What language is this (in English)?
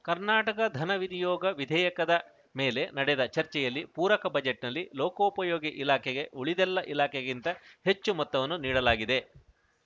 Kannada